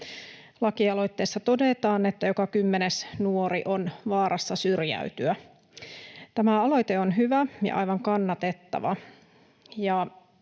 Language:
Finnish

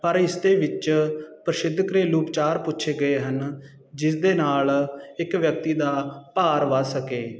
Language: Punjabi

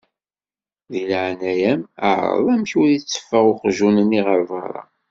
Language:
Kabyle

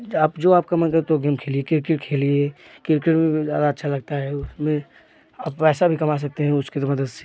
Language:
Hindi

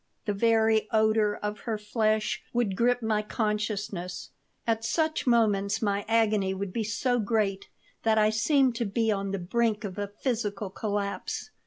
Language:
English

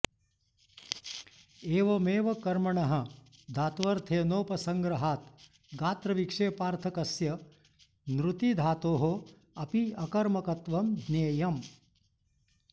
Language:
Sanskrit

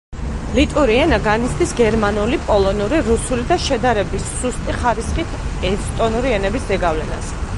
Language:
Georgian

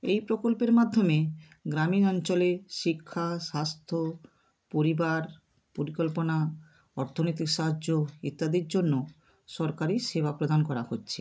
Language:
Bangla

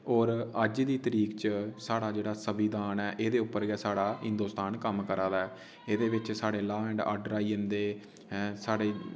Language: Dogri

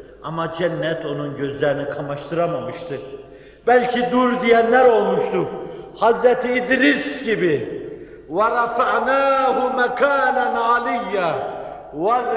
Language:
Turkish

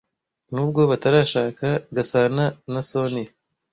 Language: Kinyarwanda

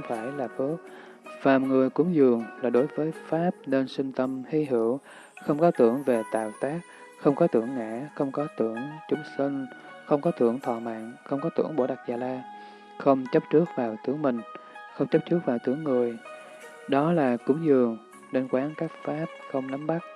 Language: Vietnamese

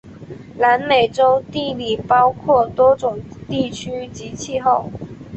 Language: Chinese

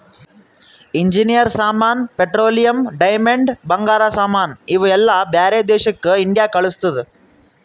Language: Kannada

